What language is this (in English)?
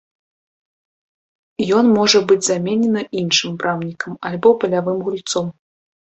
Belarusian